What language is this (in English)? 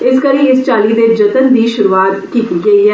Dogri